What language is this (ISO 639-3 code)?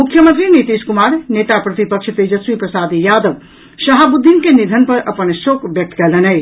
mai